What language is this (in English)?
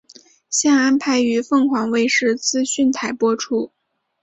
Chinese